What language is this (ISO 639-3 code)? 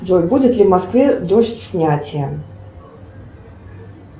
rus